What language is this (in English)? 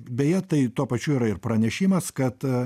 Lithuanian